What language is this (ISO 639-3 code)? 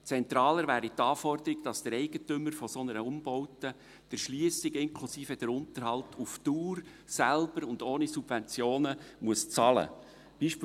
gsw